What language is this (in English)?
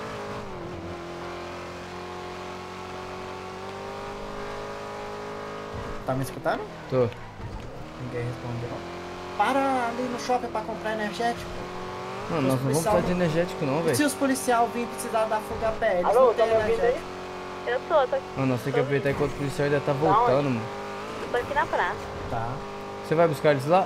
Portuguese